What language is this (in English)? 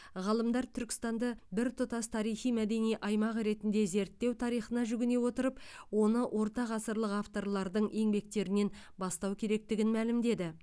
Kazakh